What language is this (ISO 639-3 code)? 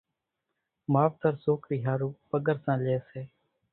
gjk